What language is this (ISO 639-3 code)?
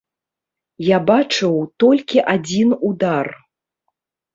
bel